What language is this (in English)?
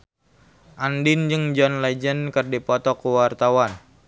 Sundanese